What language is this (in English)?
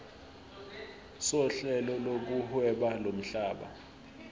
Zulu